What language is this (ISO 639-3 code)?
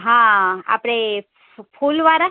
guj